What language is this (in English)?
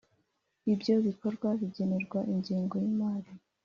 Kinyarwanda